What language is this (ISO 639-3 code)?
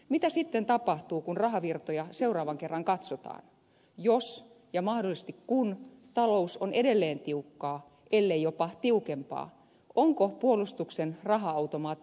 fin